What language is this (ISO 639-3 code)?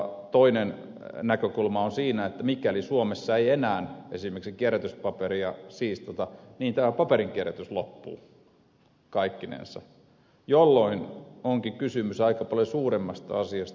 fin